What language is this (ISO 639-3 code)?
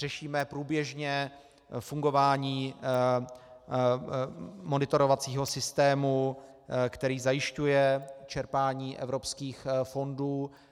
ces